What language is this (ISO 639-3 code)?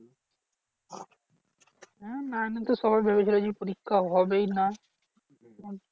ben